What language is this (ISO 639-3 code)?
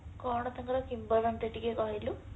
ori